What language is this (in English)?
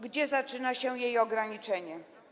Polish